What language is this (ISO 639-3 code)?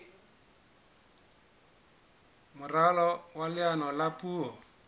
sot